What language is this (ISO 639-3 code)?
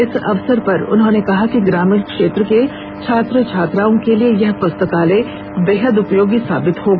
hin